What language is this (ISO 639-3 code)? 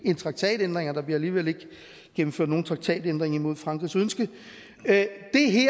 dan